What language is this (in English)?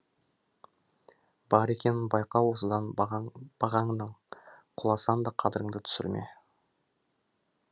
Kazakh